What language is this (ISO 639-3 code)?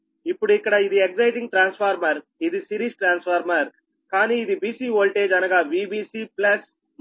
tel